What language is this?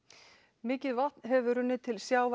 Icelandic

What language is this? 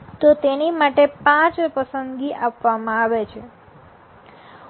Gujarati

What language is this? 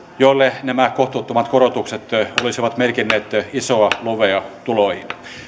Finnish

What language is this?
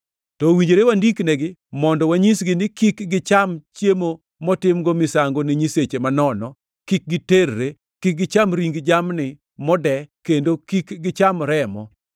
Luo (Kenya and Tanzania)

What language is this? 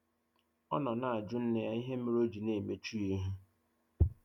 Igbo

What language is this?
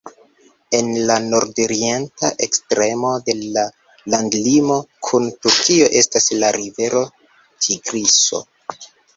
Esperanto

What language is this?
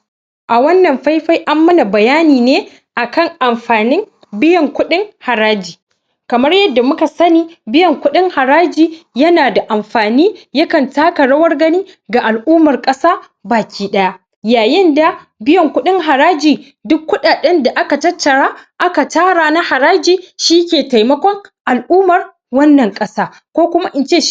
Hausa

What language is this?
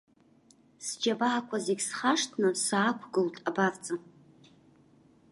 Abkhazian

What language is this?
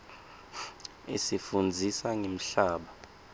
Swati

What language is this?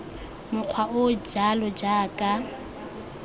Tswana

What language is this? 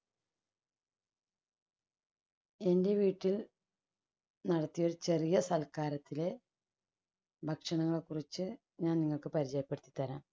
Malayalam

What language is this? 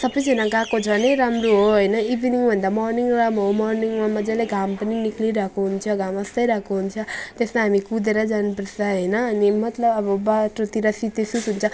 Nepali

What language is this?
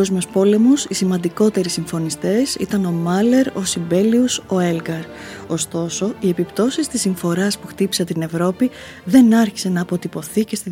Greek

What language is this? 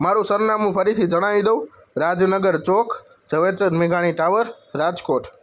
Gujarati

